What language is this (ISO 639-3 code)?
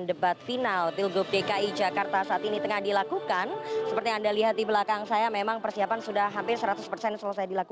ind